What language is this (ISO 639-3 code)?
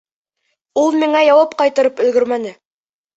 bak